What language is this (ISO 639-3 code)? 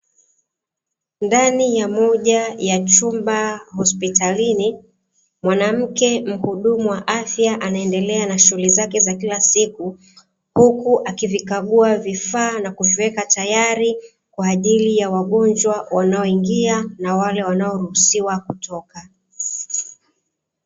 swa